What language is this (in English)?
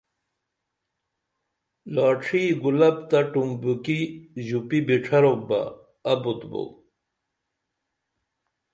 Dameli